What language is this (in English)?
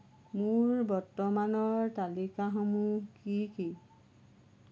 Assamese